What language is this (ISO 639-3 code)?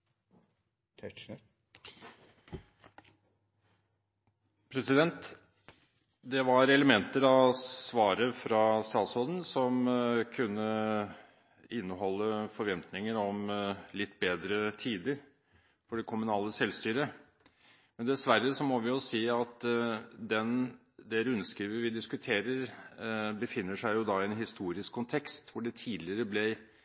nor